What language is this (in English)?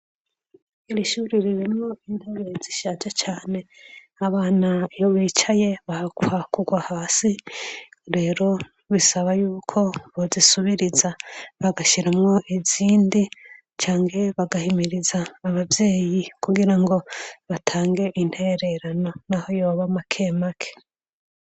Rundi